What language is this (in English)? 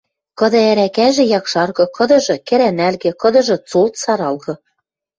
Western Mari